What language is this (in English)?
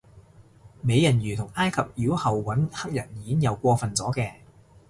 Cantonese